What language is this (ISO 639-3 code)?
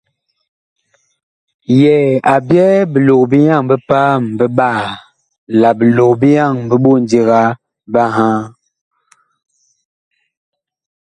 bkh